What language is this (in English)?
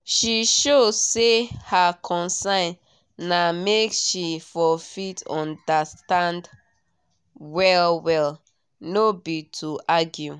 Nigerian Pidgin